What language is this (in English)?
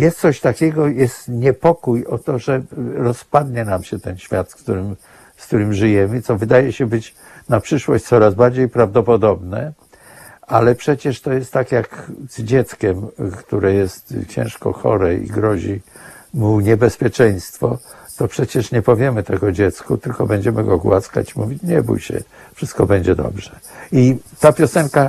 Polish